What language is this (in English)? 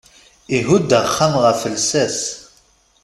Kabyle